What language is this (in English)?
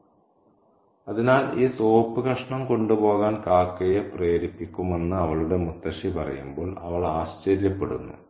Malayalam